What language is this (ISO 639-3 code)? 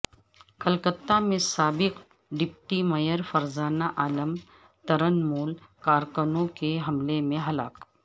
urd